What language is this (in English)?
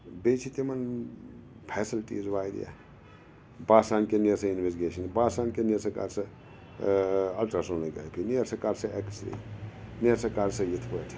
Kashmiri